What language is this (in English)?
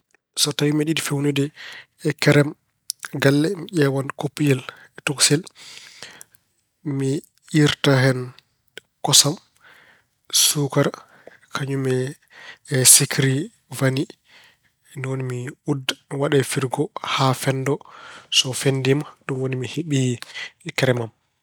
Fula